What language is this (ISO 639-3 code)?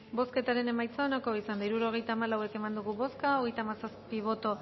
eus